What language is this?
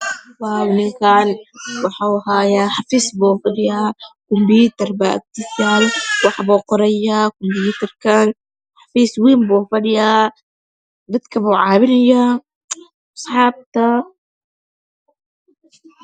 Somali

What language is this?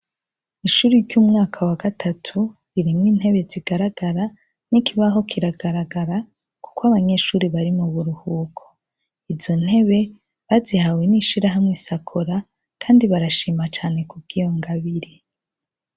Rundi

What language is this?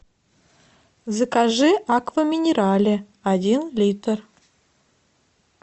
Russian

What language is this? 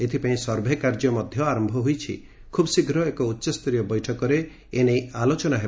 Odia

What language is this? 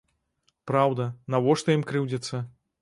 Belarusian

